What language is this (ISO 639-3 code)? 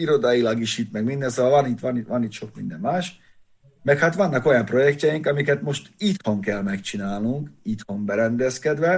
hun